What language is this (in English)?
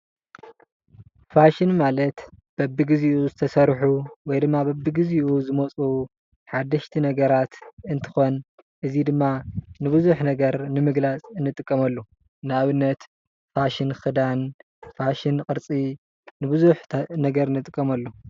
Tigrinya